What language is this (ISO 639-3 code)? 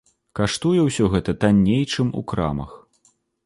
bel